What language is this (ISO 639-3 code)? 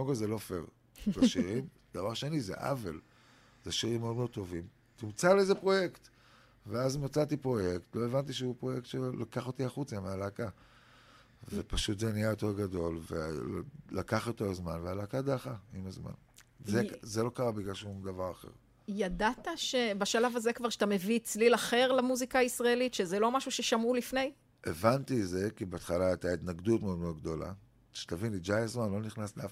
heb